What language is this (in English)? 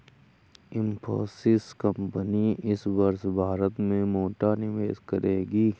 Hindi